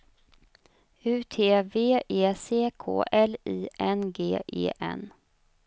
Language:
Swedish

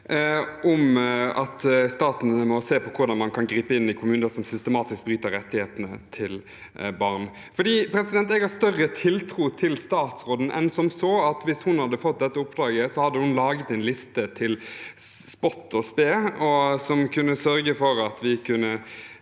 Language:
Norwegian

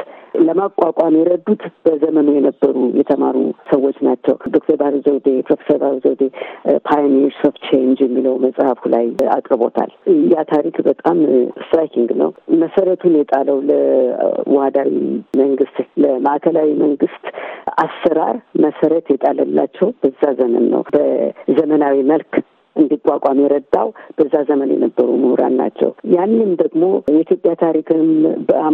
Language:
Amharic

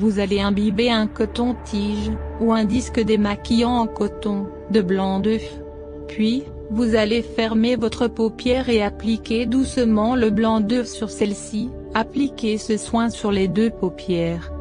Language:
French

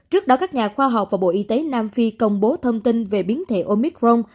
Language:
Vietnamese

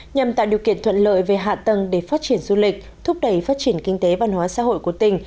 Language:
Vietnamese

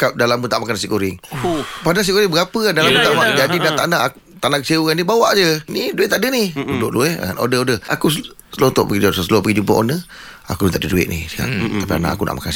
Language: Malay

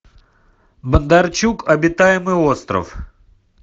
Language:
Russian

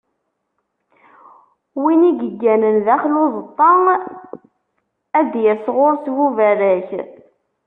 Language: Kabyle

